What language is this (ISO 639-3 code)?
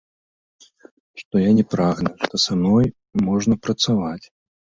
bel